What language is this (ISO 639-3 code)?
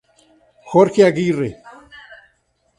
spa